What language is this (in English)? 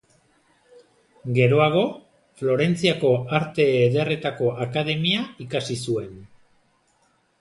Basque